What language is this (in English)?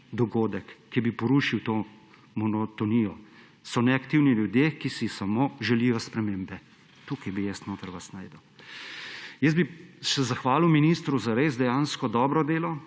Slovenian